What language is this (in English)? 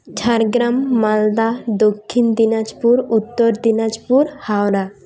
Santali